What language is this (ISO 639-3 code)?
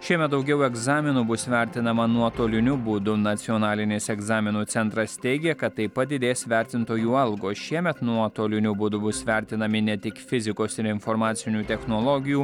lit